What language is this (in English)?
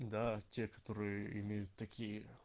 Russian